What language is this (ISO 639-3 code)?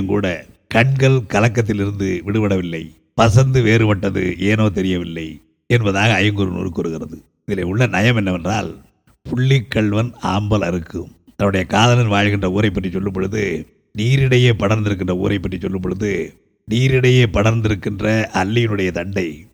tam